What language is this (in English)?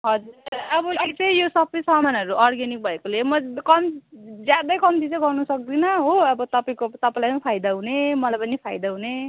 Nepali